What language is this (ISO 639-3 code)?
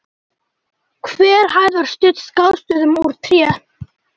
isl